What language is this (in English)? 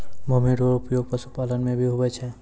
Maithili